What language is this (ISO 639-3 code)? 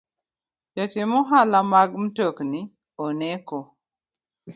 luo